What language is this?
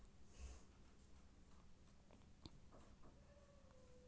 Maithili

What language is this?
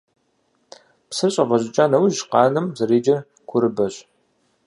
Kabardian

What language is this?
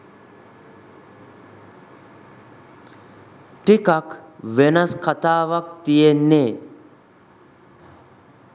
Sinhala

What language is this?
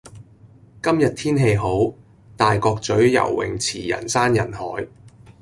Cantonese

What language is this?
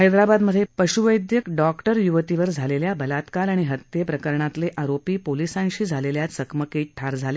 Marathi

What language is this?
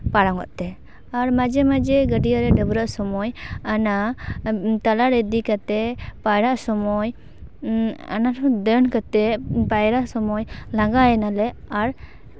Santali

